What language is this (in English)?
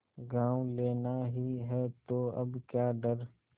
Hindi